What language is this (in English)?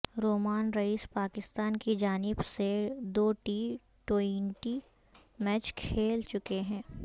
Urdu